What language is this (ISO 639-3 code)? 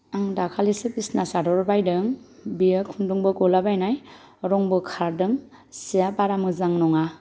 brx